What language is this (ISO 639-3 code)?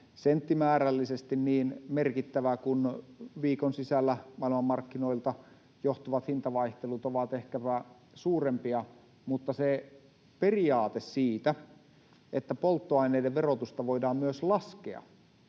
fin